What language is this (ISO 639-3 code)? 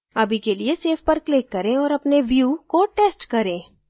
hin